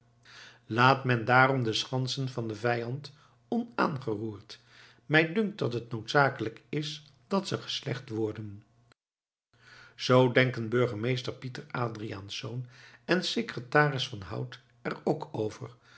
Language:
Dutch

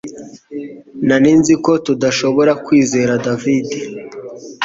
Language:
Kinyarwanda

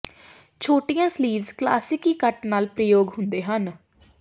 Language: Punjabi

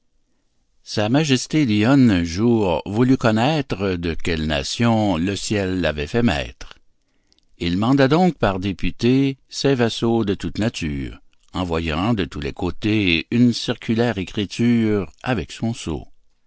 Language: French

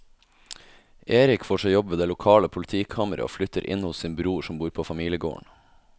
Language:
Norwegian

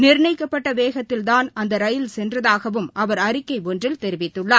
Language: Tamil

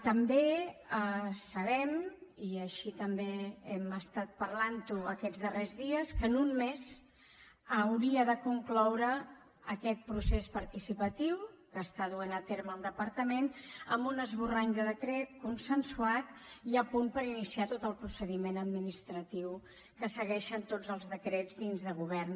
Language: Catalan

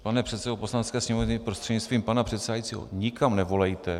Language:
Czech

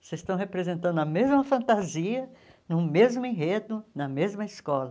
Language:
Portuguese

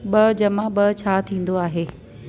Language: Sindhi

